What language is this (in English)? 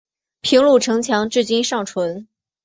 Chinese